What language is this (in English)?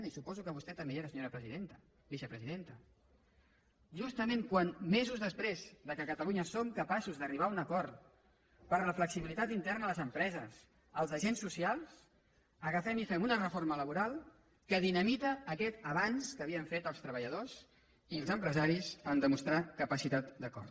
Catalan